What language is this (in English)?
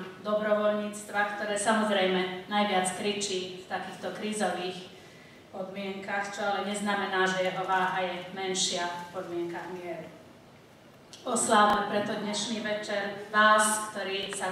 Slovak